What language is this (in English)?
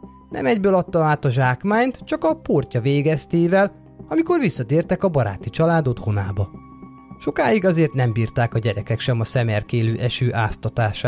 Hungarian